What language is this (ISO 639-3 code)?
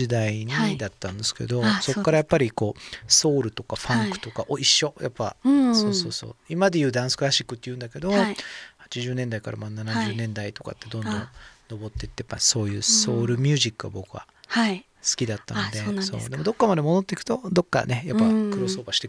jpn